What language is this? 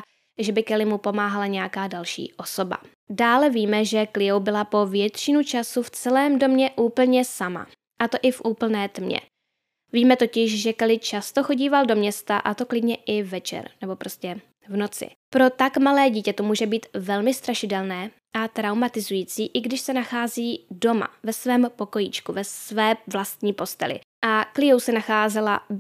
Czech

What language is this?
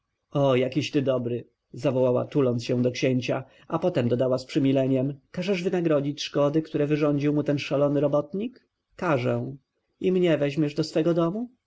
Polish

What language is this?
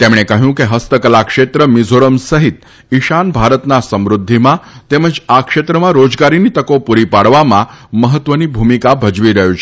Gujarati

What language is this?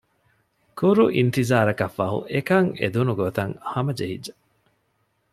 Divehi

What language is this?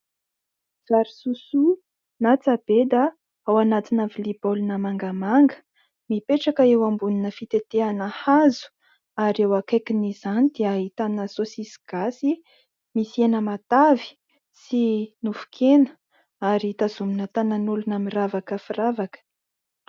Malagasy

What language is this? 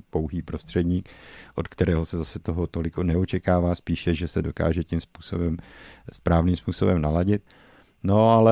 Czech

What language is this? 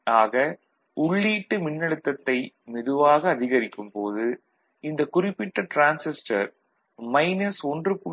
Tamil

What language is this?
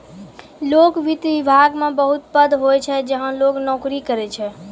Maithili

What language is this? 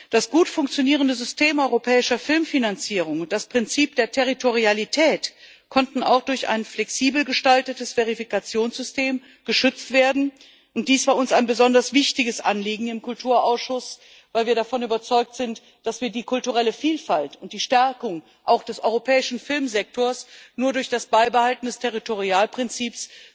German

